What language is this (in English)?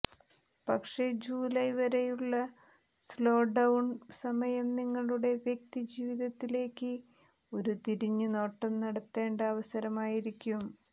Malayalam